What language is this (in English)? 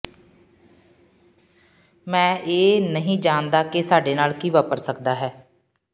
Punjabi